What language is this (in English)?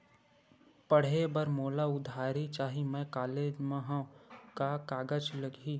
Chhattisgarhi